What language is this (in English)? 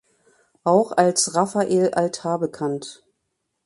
German